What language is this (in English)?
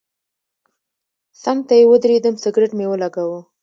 Pashto